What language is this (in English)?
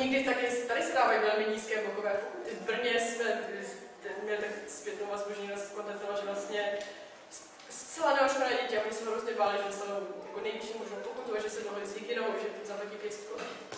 Czech